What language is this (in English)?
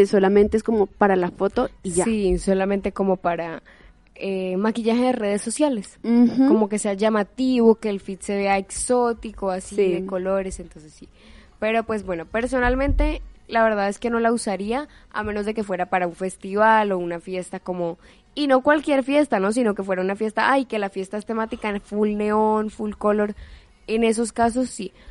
Spanish